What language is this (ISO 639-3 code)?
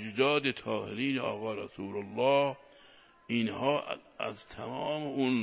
fas